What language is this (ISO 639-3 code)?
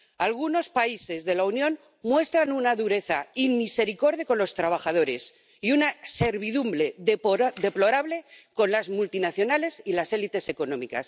spa